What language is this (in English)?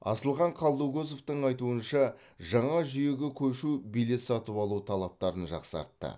Kazakh